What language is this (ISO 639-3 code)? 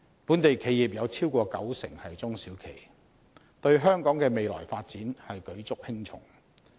yue